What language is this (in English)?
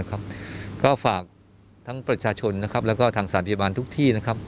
Thai